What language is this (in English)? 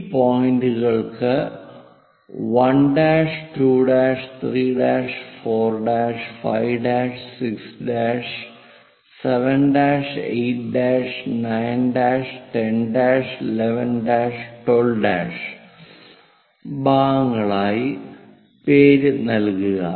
Malayalam